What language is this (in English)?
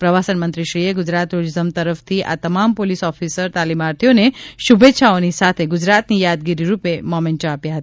Gujarati